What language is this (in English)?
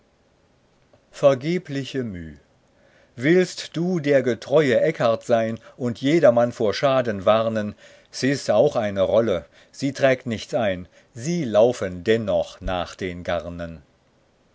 German